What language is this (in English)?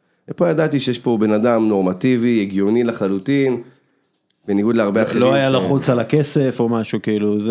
Hebrew